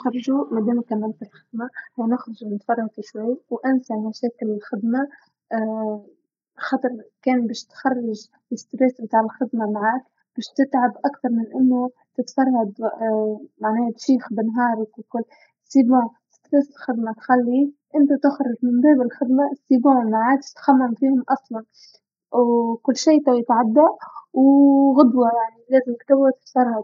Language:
Tunisian Arabic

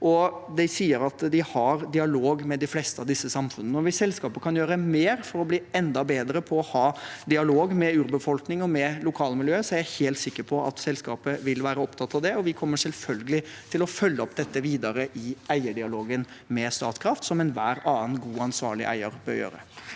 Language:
Norwegian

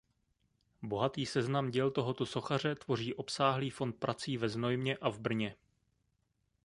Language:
Czech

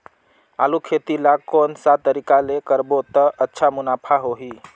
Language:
Chhattisgarhi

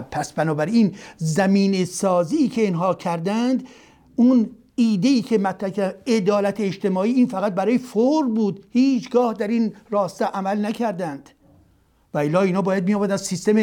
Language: Persian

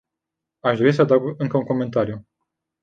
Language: Romanian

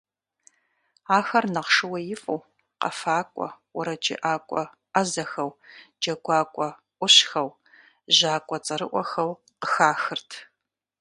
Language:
Kabardian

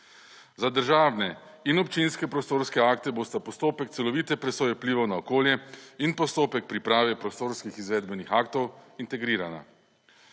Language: Slovenian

